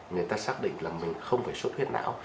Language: Vietnamese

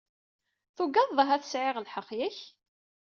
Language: Kabyle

